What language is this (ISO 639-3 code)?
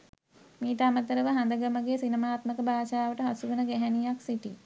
sin